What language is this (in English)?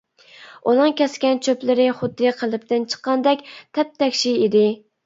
Uyghur